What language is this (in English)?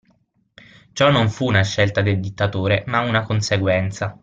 Italian